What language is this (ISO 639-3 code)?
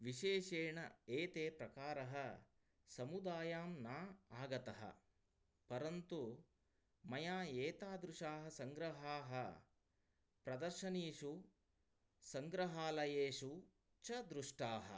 san